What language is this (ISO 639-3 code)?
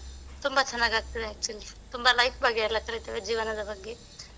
kan